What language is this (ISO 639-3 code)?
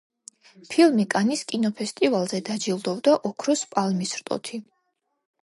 kat